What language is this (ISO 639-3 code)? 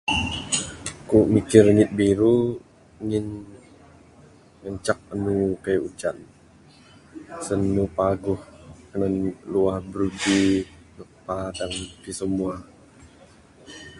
sdo